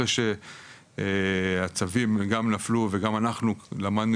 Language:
Hebrew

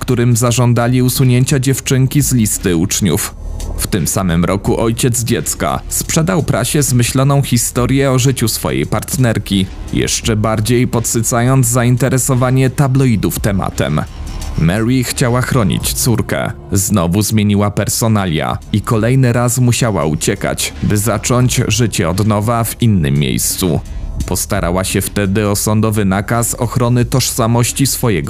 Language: Polish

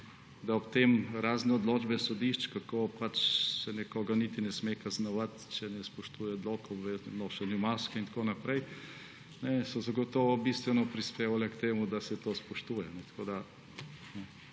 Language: Slovenian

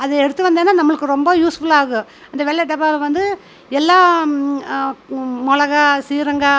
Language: Tamil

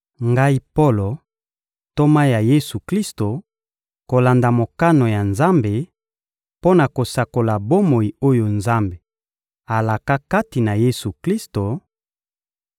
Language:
Lingala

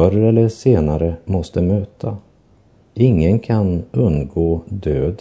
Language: Swedish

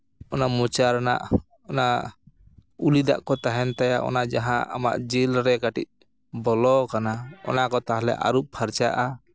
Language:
Santali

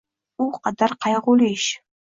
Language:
Uzbek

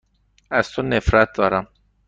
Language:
Persian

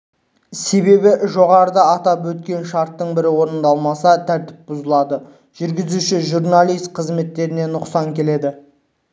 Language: Kazakh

